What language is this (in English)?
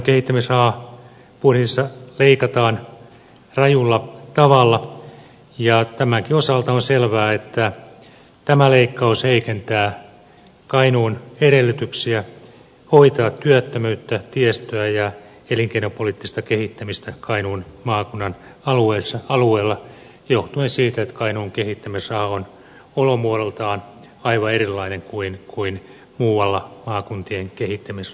Finnish